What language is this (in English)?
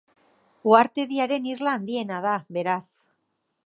Basque